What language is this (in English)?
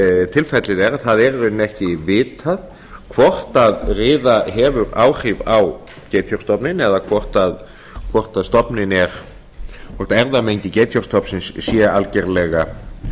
Icelandic